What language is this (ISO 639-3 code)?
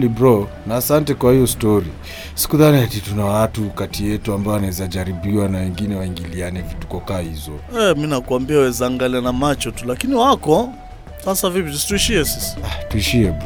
swa